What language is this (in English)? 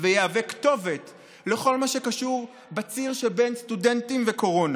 Hebrew